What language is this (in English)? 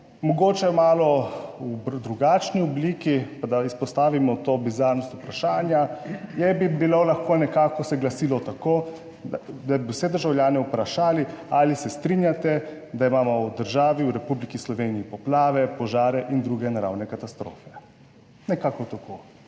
Slovenian